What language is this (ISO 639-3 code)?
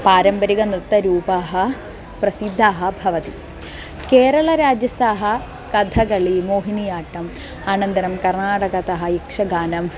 san